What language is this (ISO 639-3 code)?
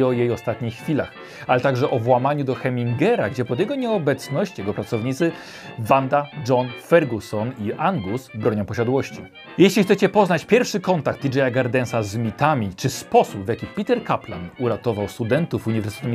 pol